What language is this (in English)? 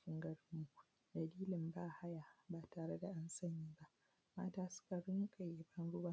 Hausa